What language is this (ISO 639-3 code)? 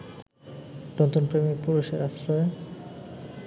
ben